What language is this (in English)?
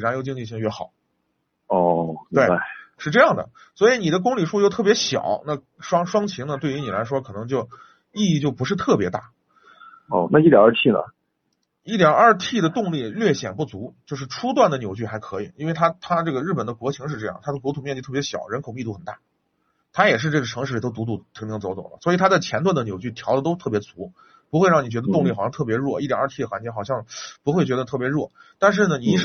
Chinese